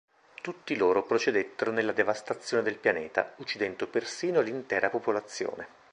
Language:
Italian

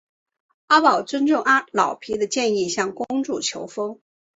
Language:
Chinese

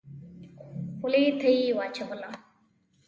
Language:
Pashto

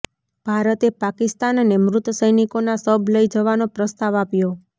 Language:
Gujarati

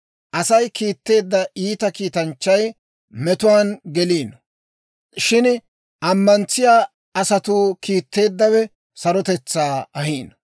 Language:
Dawro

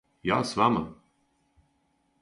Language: Serbian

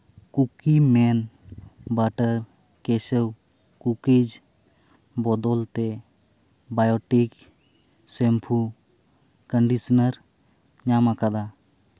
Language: Santali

